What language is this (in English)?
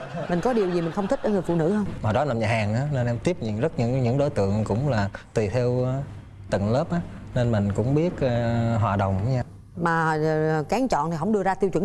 Vietnamese